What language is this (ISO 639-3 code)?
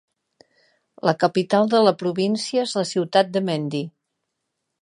cat